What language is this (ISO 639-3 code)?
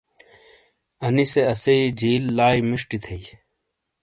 scl